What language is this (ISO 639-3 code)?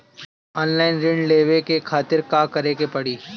bho